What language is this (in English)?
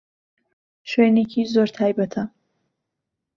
Central Kurdish